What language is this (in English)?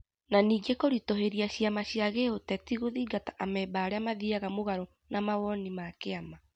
Kikuyu